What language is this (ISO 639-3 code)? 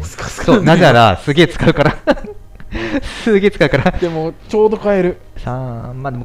jpn